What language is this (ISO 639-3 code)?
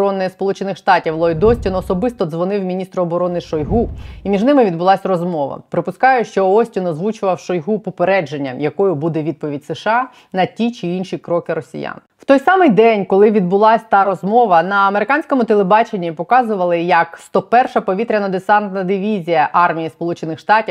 ukr